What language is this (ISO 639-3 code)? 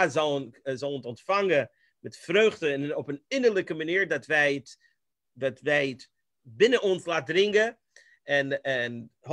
nld